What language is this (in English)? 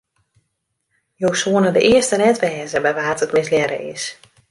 Western Frisian